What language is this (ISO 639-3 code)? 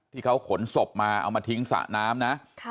tha